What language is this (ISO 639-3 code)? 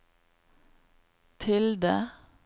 nor